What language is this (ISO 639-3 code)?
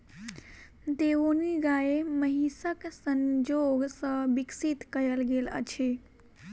mai